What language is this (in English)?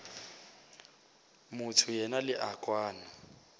Northern Sotho